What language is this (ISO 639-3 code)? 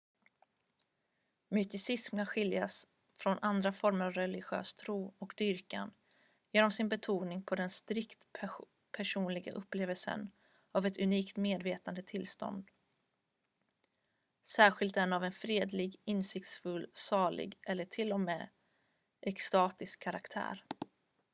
swe